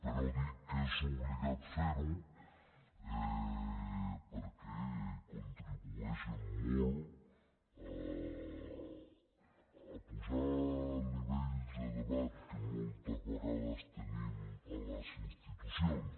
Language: Catalan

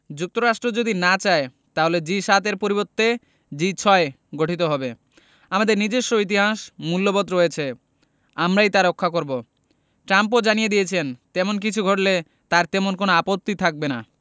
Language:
Bangla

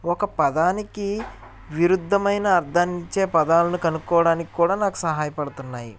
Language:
Telugu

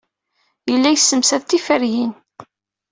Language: Kabyle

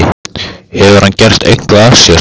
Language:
Icelandic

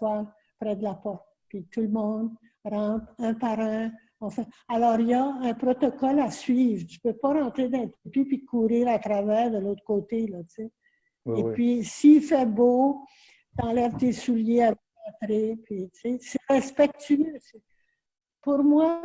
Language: French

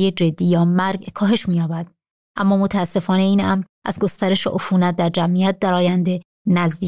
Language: Persian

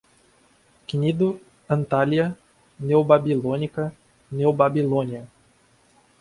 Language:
Portuguese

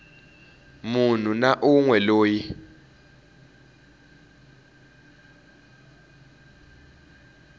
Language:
Tsonga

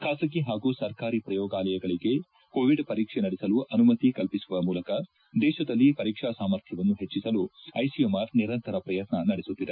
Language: Kannada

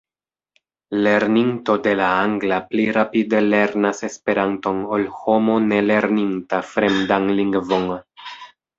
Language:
Esperanto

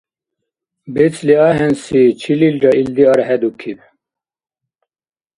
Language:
Dargwa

